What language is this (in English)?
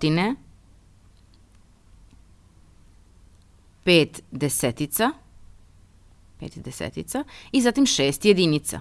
Russian